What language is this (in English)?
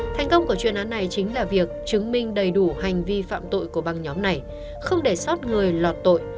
Vietnamese